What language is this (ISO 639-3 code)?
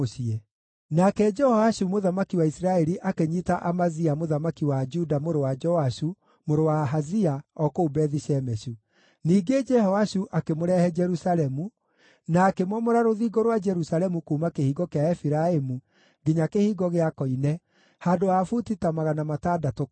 kik